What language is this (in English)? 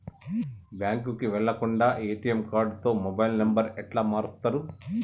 Telugu